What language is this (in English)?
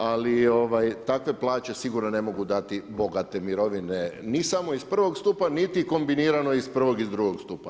Croatian